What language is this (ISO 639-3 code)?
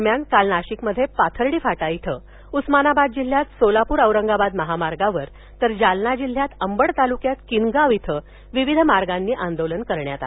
mar